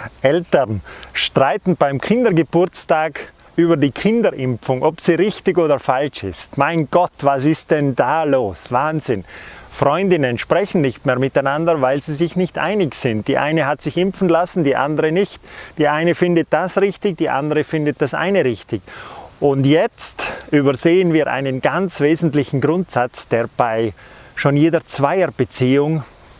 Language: German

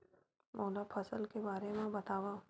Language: Chhattisgarhi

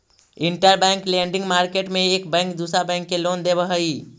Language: Magahi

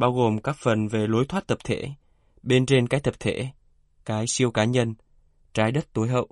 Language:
Vietnamese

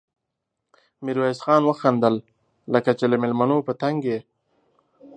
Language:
Pashto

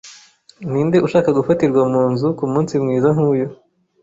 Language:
Kinyarwanda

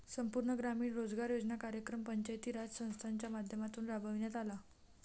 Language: Marathi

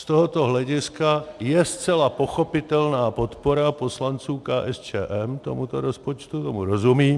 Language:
Czech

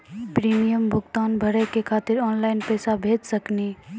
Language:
Maithili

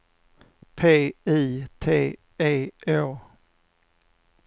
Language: Swedish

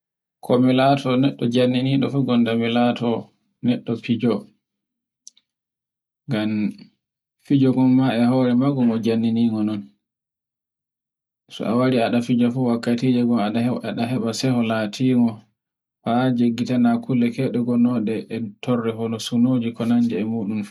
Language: Borgu Fulfulde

